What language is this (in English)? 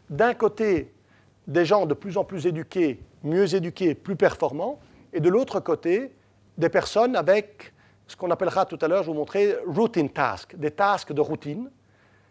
French